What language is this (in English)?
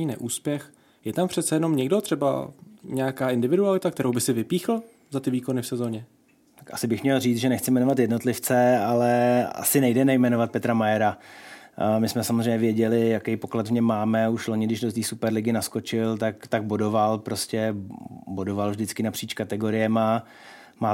Czech